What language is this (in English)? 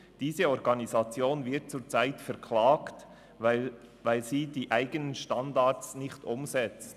Swiss German